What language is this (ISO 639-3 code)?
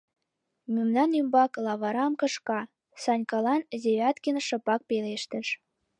chm